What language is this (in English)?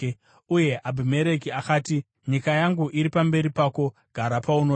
Shona